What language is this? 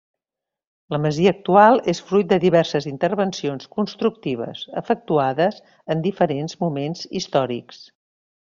Catalan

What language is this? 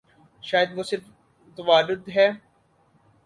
Urdu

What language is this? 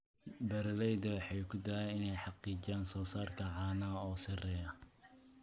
Somali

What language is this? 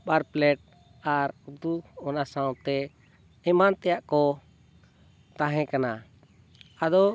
Santali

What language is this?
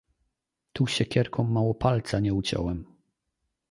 Polish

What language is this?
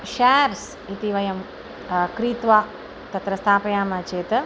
Sanskrit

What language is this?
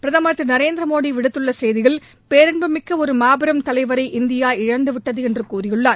Tamil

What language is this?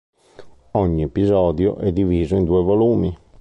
Italian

